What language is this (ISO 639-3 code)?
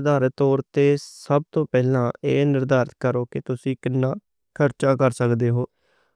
lah